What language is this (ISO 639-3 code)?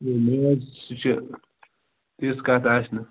kas